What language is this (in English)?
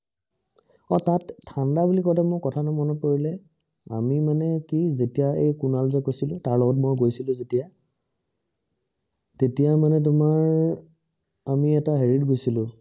Assamese